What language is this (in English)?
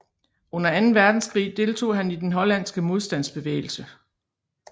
Danish